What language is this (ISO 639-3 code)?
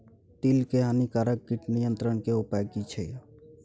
mai